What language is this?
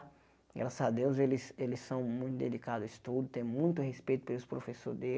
Portuguese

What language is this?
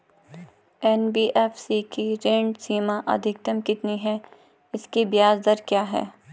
Hindi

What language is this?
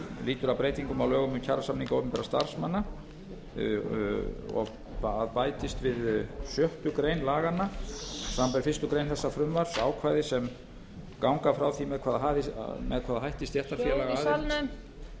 Icelandic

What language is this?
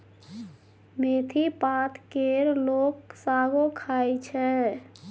Maithili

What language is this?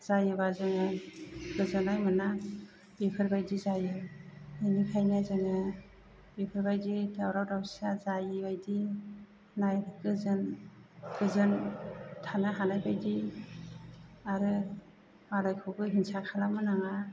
Bodo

